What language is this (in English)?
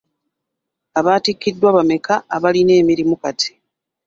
Ganda